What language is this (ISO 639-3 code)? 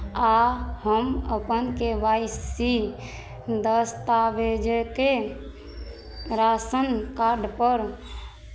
mai